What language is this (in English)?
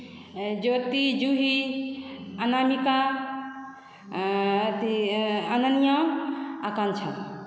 Maithili